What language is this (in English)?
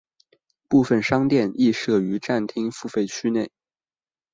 Chinese